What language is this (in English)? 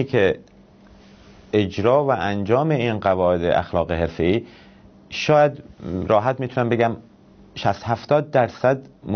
Persian